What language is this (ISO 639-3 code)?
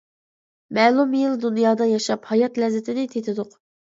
uig